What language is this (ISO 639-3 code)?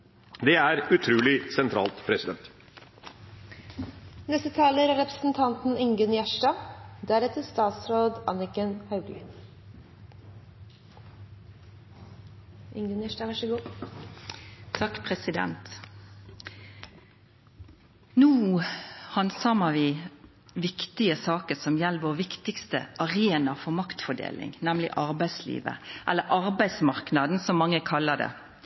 nor